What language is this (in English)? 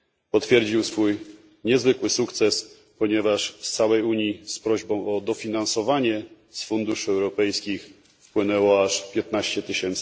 Polish